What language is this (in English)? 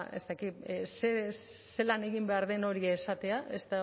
Basque